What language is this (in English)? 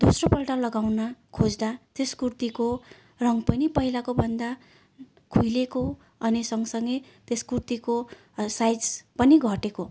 Nepali